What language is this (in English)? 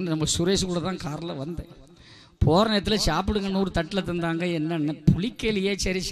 Arabic